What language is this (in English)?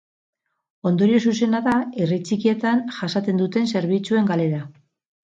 Basque